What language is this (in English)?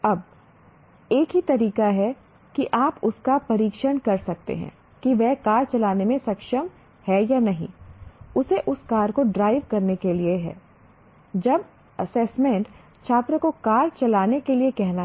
Hindi